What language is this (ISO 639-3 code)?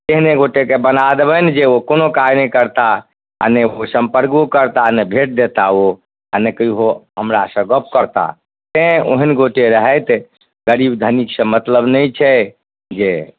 mai